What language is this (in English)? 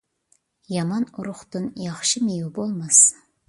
Uyghur